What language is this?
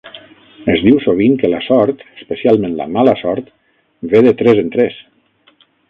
Catalan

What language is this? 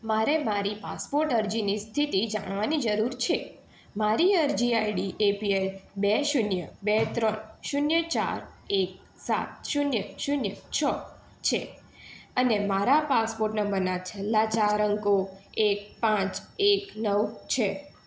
Gujarati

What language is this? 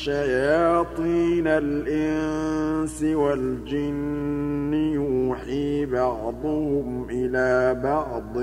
Arabic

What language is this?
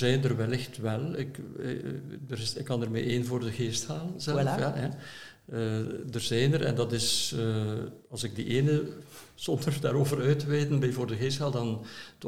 Dutch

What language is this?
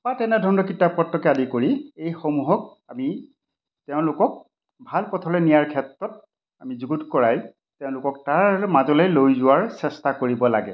Assamese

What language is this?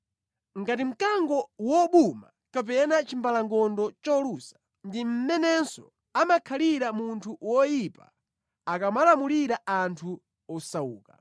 Nyanja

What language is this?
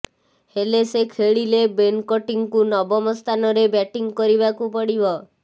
Odia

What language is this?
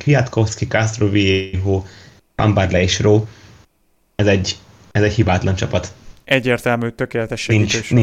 Hungarian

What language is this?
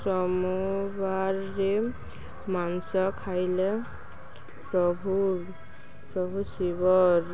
Odia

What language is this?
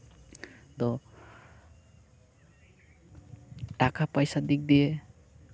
Santali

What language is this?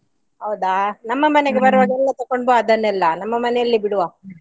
Kannada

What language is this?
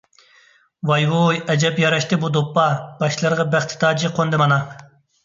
Uyghur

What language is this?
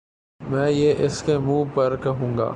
Urdu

